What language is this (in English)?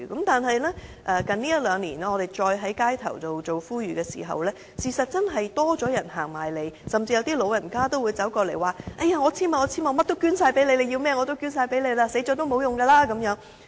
Cantonese